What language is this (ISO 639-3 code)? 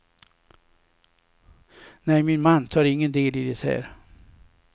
swe